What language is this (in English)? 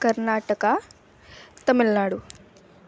Sanskrit